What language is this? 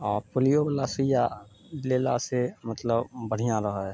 Maithili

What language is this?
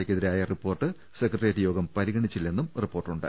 Malayalam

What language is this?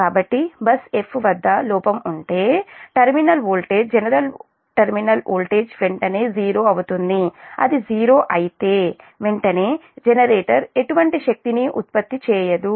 Telugu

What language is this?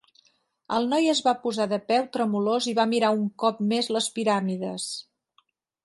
Catalan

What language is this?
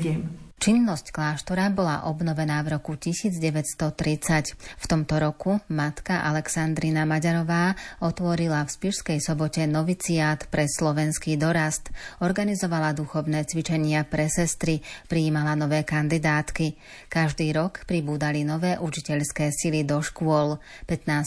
Slovak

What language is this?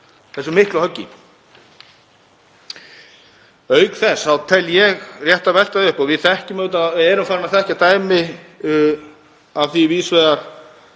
Icelandic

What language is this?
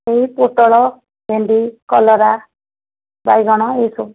Odia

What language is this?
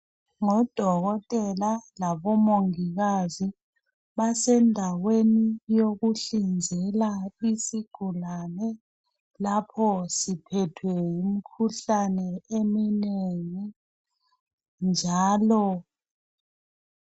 North Ndebele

